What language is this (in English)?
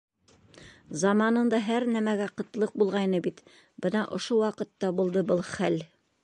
Bashkir